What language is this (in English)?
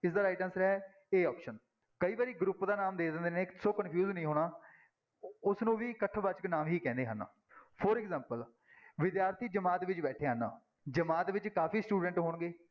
Punjabi